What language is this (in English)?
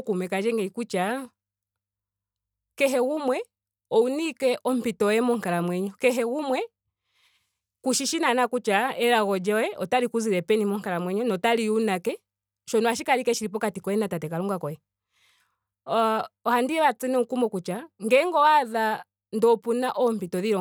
Ndonga